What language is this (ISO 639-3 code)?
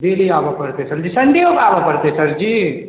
mai